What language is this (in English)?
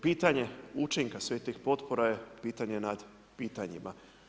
Croatian